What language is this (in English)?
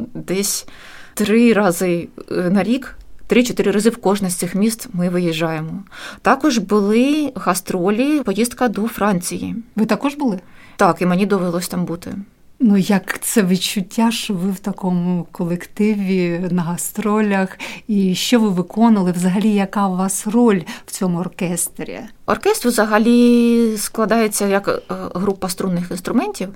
Ukrainian